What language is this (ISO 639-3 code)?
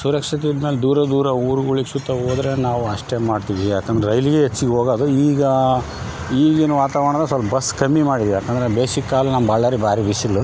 kan